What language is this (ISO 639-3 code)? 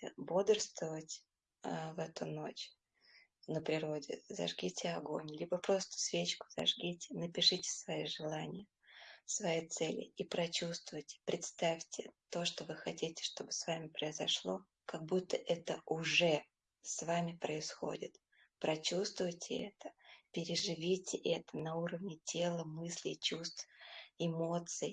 rus